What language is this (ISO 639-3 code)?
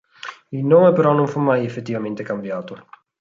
ita